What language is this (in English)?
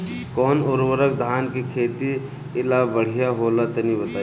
Bhojpuri